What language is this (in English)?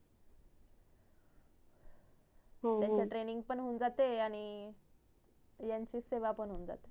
Marathi